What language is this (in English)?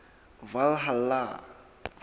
Southern Sotho